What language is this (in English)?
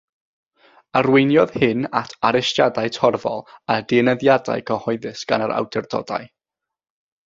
Welsh